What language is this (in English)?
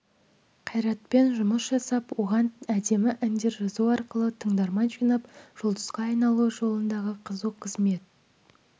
Kazakh